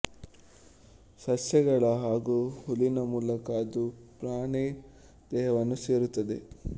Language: Kannada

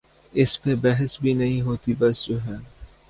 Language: Urdu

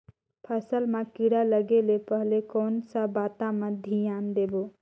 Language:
Chhattisgarhi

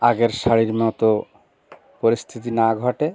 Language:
Bangla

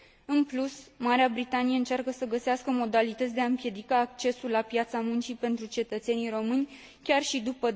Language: Romanian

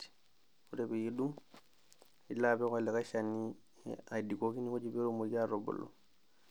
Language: Masai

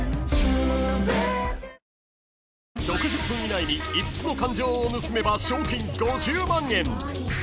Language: Japanese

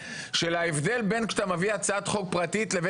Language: Hebrew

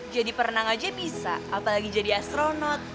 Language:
Indonesian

